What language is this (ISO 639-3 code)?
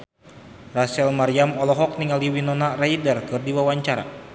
sun